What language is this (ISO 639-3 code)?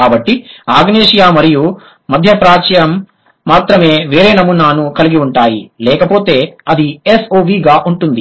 tel